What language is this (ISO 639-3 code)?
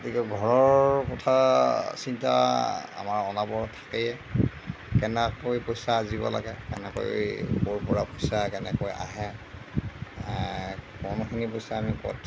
asm